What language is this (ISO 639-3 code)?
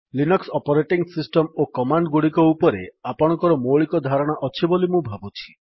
ori